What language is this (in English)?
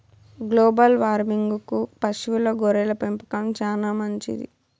Telugu